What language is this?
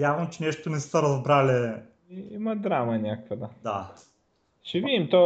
Bulgarian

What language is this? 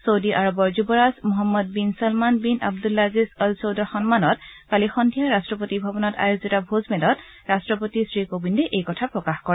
Assamese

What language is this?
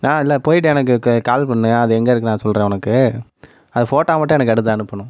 Tamil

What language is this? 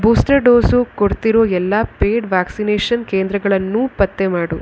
Kannada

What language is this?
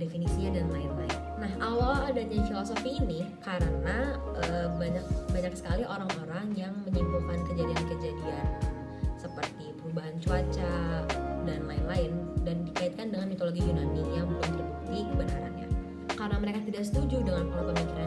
Indonesian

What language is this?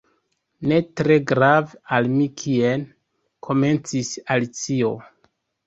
Esperanto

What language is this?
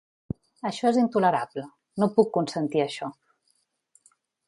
Catalan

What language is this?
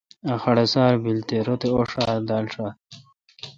Kalkoti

